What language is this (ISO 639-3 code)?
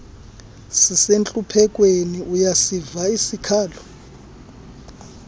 xho